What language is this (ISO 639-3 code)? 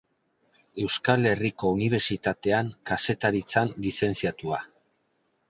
eus